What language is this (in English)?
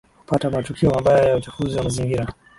Swahili